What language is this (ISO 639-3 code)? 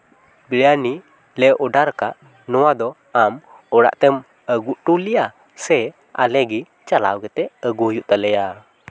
sat